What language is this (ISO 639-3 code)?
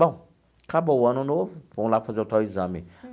por